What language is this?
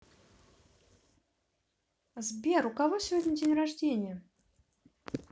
Russian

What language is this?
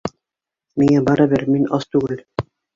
Bashkir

